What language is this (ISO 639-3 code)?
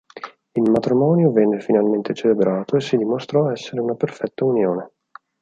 ita